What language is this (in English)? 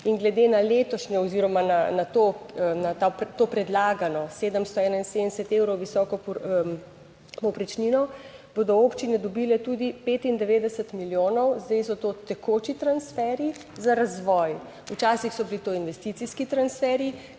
Slovenian